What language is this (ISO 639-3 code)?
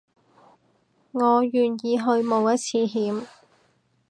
yue